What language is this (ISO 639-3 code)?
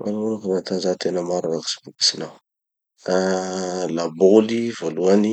txy